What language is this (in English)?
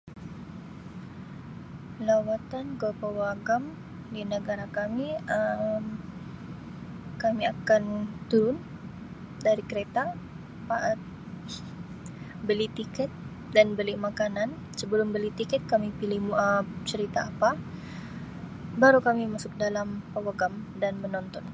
Sabah Malay